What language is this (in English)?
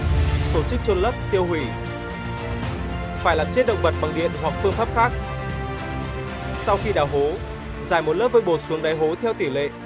Vietnamese